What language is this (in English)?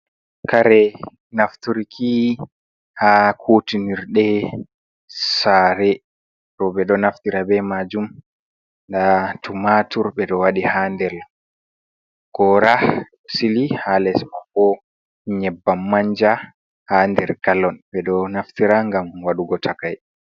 Fula